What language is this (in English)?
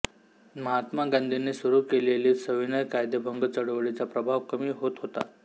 Marathi